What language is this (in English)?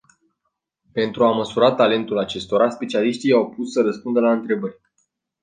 Romanian